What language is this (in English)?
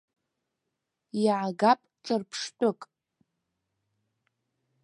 Abkhazian